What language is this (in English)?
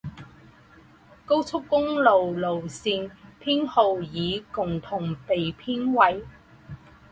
Chinese